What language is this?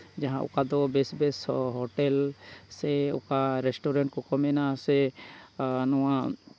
Santali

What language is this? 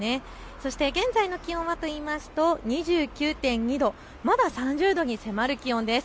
Japanese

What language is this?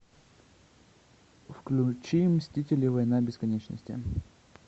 Russian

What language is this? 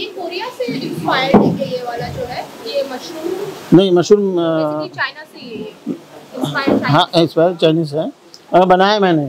Hindi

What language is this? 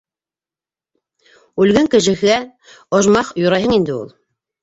Bashkir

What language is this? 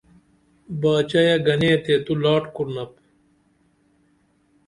Dameli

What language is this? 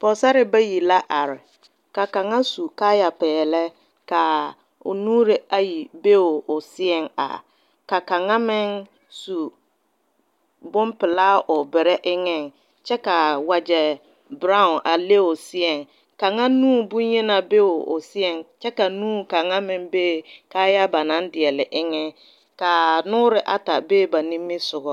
Southern Dagaare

